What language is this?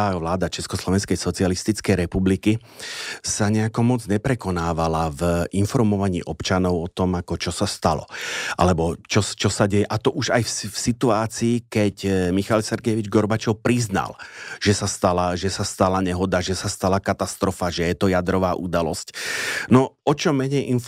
Slovak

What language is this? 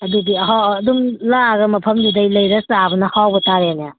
Manipuri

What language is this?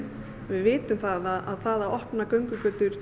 Icelandic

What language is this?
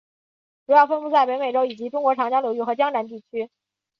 Chinese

